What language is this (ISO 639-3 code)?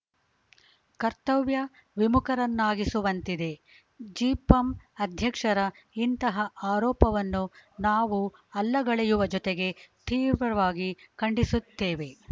kan